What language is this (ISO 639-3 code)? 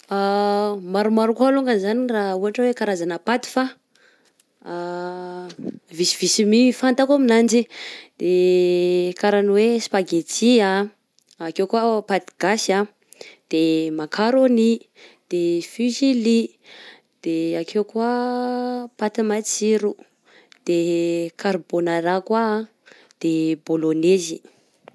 bzc